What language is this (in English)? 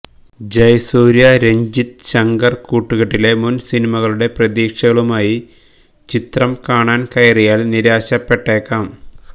Malayalam